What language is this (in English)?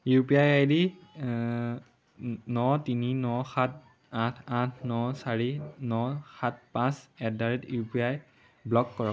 Assamese